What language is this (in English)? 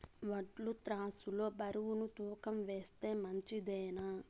Telugu